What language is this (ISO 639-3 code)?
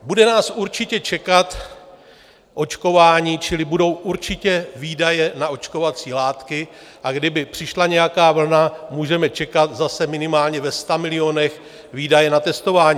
ces